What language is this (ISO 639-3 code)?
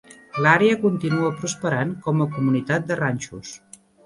cat